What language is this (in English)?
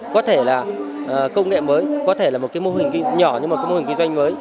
Vietnamese